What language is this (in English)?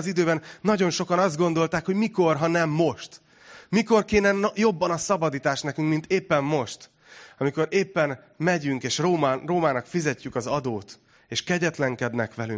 Hungarian